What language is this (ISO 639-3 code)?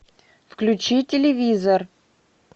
rus